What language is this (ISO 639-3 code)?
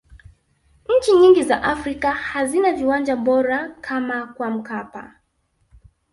swa